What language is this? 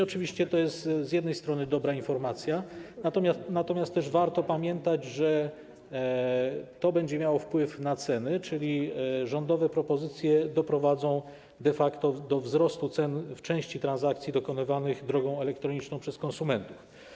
Polish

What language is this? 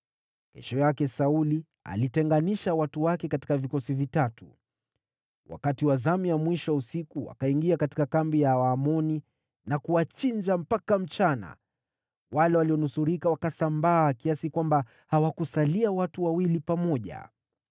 Swahili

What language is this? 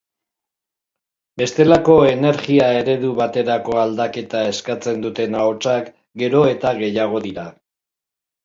Basque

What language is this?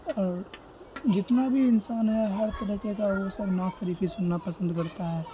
Urdu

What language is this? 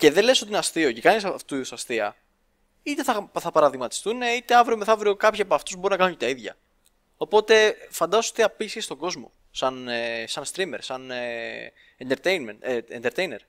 Greek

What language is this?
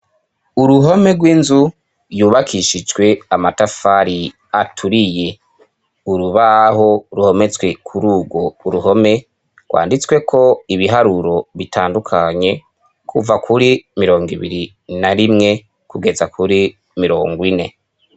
Rundi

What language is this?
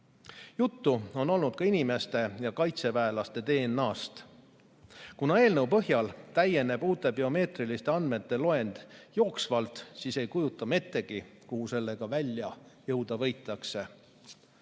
Estonian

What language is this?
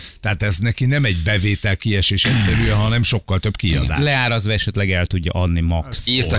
Hungarian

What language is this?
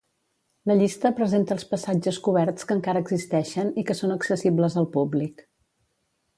Catalan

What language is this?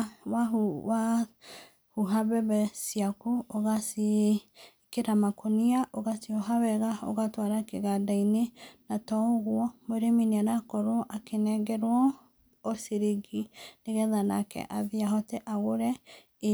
Kikuyu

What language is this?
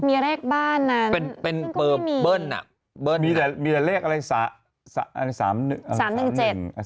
Thai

